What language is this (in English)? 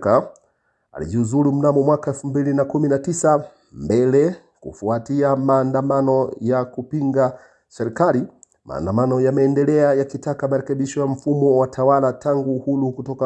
Swahili